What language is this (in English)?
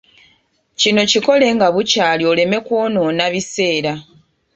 Ganda